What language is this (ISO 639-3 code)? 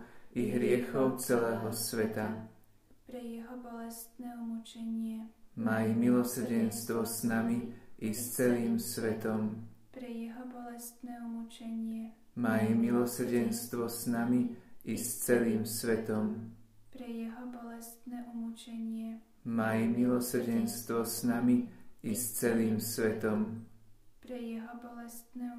slk